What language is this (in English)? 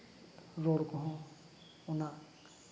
Santali